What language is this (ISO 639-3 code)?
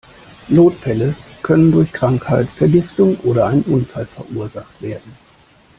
deu